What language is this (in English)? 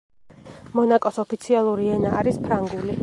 Georgian